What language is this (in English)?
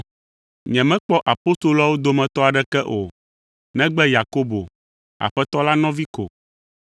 Ewe